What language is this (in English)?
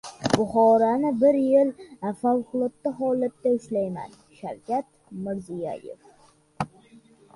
Uzbek